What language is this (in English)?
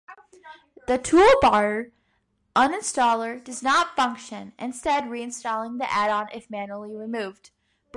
English